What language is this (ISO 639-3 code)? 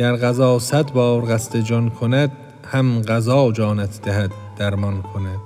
fas